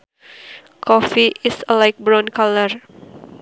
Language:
Sundanese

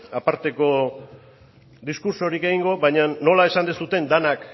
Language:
Basque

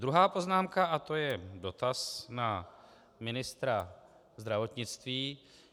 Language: Czech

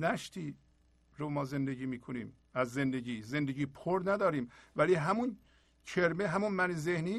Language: Persian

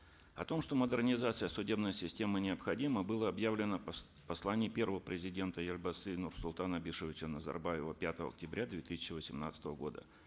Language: Kazakh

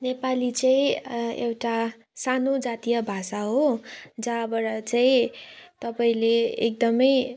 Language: Nepali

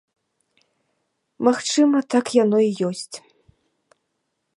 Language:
Belarusian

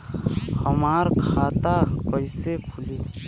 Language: Bhojpuri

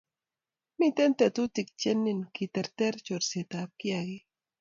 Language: Kalenjin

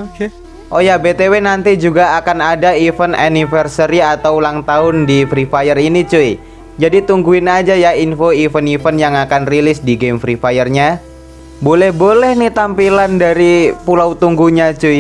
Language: Indonesian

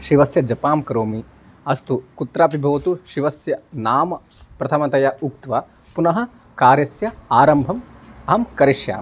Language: Sanskrit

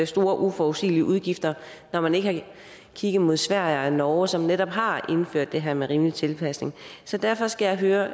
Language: Danish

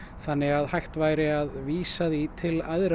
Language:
Icelandic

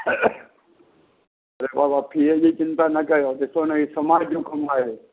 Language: Sindhi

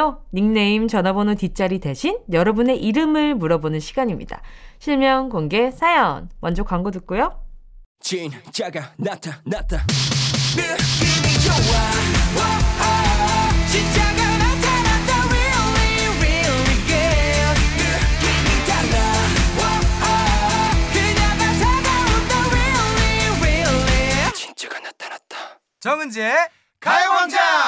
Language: Korean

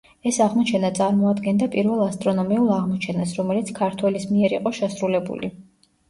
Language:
Georgian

